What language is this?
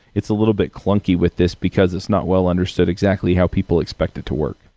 English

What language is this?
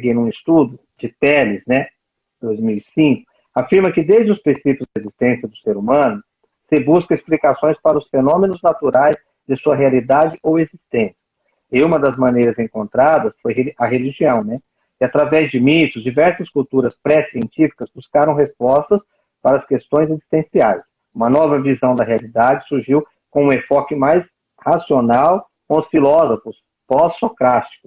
Portuguese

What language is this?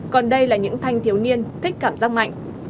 Vietnamese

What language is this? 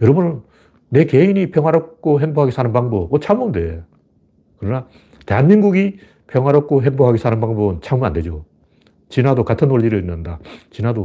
Korean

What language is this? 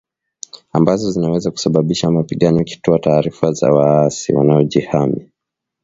Swahili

